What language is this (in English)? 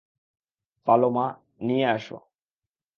Bangla